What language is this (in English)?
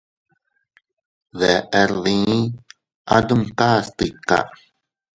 Teutila Cuicatec